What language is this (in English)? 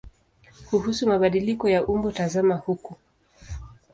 Swahili